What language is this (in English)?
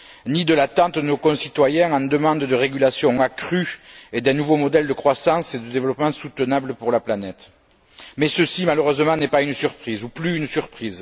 French